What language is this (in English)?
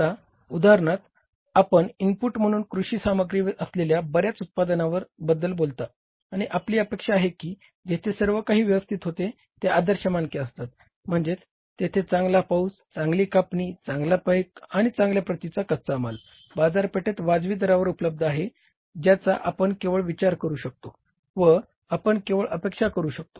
Marathi